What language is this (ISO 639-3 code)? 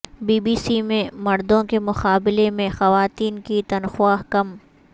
urd